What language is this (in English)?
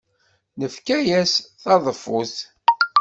Kabyle